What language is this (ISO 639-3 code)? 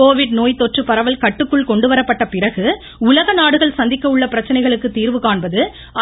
tam